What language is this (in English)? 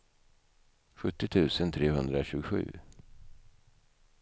Swedish